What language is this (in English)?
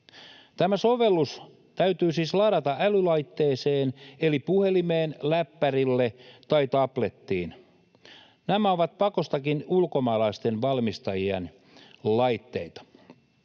Finnish